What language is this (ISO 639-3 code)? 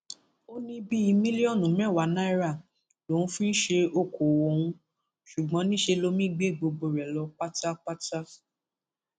yor